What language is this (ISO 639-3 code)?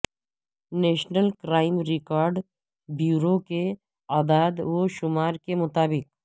urd